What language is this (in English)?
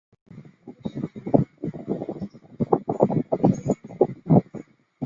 Chinese